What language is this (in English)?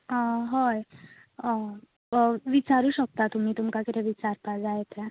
Konkani